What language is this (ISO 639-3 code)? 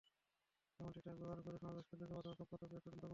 ben